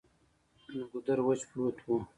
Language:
Pashto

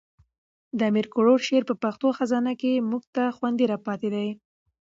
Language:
Pashto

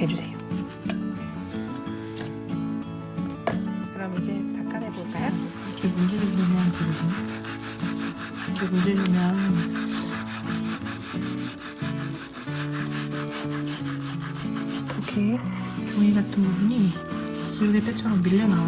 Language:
Korean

